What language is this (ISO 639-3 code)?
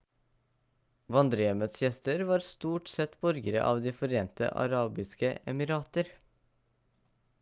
nob